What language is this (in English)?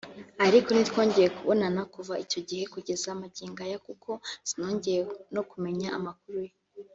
Kinyarwanda